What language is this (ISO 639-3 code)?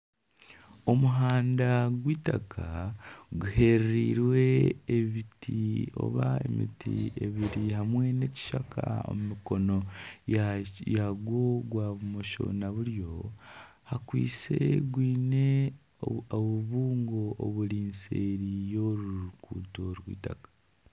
nyn